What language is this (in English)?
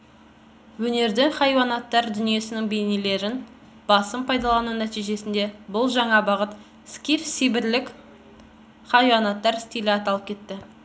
Kazakh